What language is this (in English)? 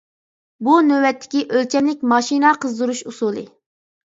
Uyghur